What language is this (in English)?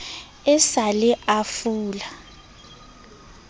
Southern Sotho